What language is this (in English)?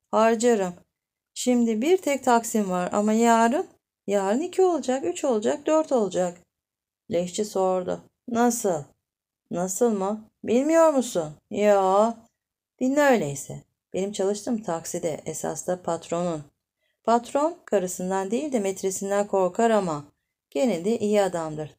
Turkish